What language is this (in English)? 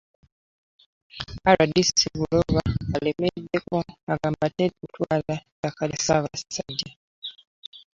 Ganda